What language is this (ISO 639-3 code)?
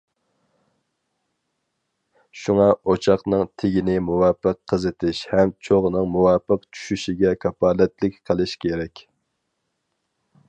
uig